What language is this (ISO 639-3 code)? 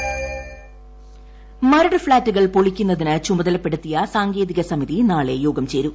mal